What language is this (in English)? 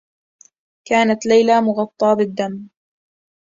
Arabic